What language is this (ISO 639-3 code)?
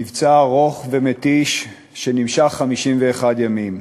heb